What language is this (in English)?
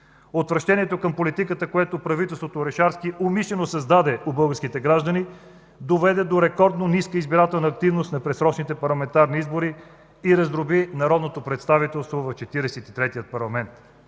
Bulgarian